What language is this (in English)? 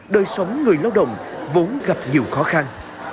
Vietnamese